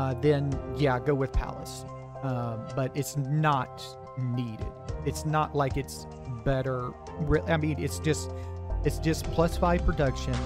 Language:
English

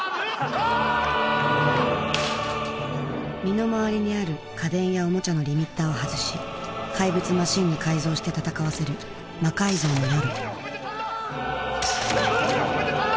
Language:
Japanese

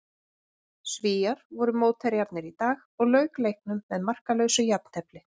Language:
Icelandic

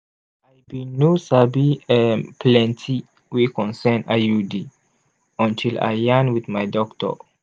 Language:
Nigerian Pidgin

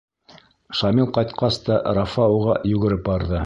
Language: Bashkir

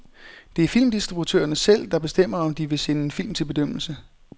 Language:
Danish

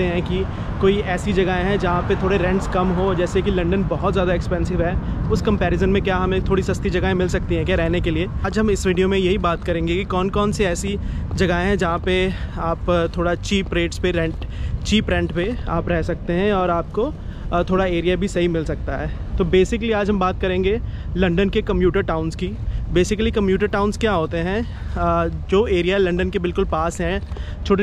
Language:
Hindi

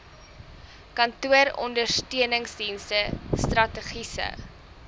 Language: Afrikaans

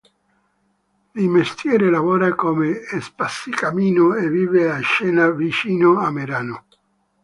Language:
Italian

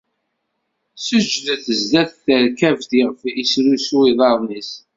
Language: Kabyle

